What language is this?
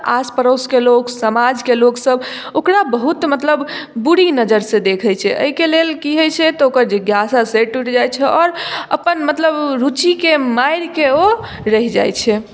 Maithili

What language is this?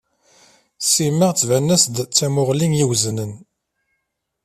Kabyle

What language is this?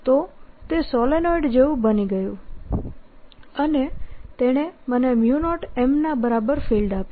Gujarati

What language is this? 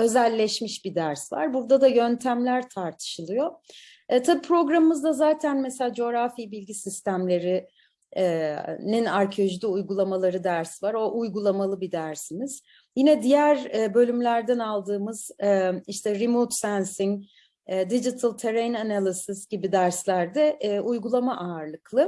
Turkish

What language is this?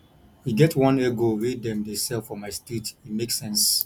Nigerian Pidgin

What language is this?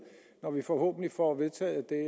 Danish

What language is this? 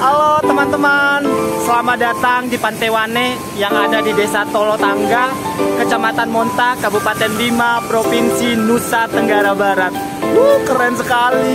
Indonesian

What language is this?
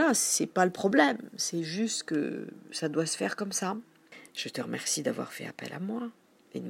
French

